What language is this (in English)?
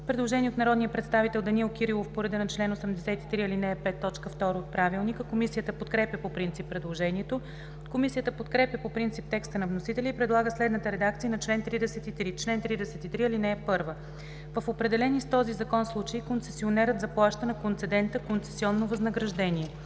Bulgarian